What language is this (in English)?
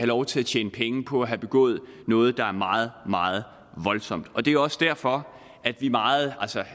Danish